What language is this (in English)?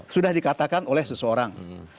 Indonesian